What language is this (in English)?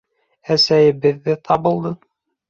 Bashkir